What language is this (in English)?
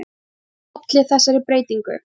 Icelandic